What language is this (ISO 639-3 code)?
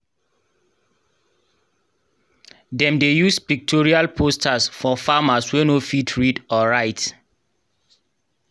pcm